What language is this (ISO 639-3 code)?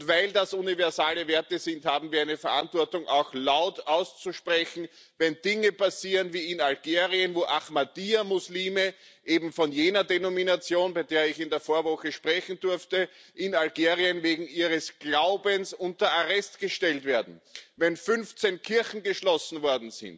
deu